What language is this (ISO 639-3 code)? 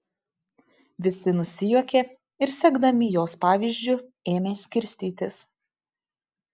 lit